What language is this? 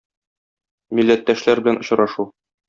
Tatar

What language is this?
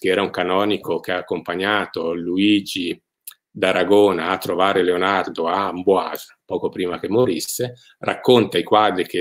Italian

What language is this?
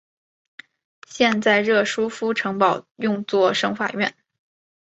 Chinese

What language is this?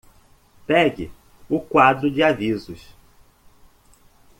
Portuguese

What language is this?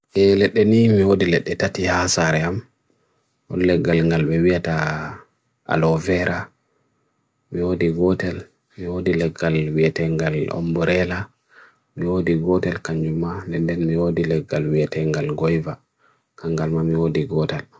Bagirmi Fulfulde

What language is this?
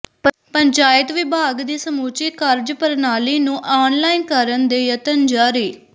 Punjabi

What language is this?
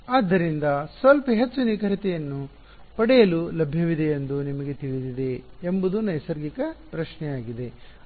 Kannada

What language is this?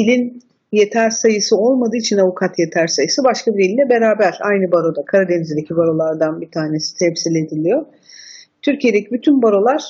Turkish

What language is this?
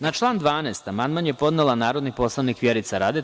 Serbian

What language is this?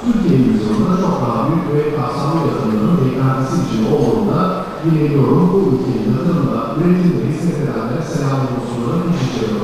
Turkish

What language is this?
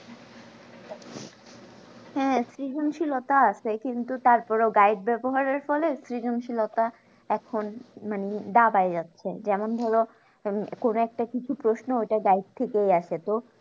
Bangla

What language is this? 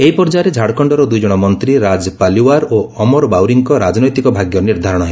Odia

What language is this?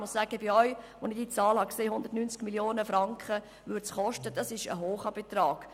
Swiss German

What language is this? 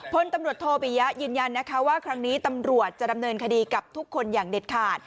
Thai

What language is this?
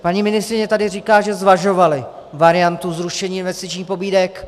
Czech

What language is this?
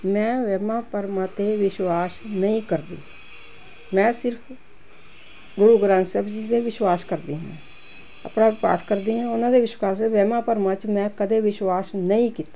Punjabi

